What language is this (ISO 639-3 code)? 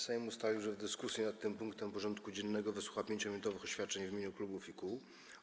pol